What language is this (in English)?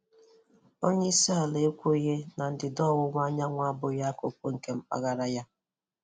Igbo